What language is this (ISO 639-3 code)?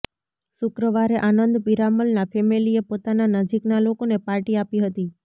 guj